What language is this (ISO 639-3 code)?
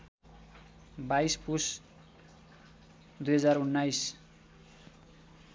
nep